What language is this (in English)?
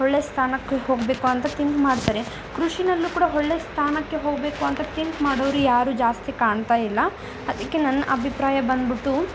Kannada